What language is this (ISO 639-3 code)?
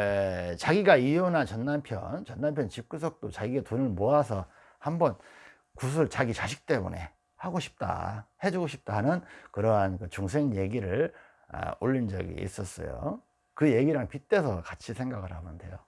kor